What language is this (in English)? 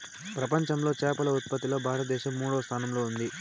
Telugu